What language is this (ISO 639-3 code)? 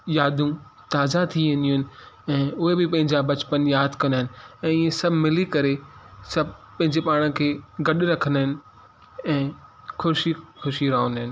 snd